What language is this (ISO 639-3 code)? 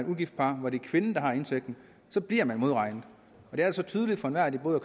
dan